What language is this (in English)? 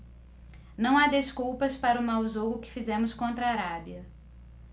Portuguese